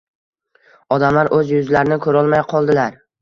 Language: Uzbek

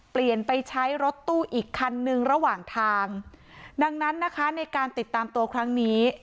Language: Thai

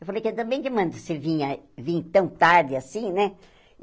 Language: Portuguese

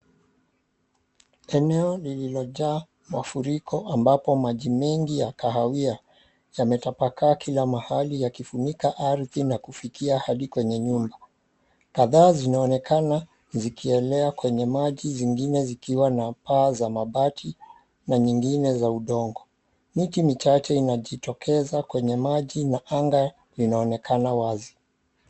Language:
Swahili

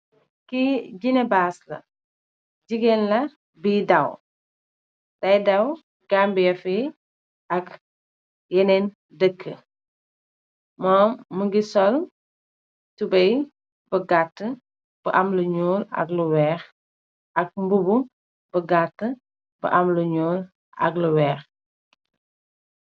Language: Wolof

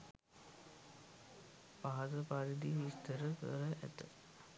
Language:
Sinhala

